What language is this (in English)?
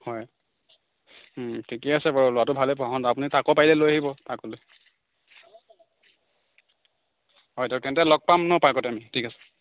Assamese